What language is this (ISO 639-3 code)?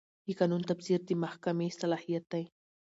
pus